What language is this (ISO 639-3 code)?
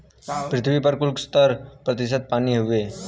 bho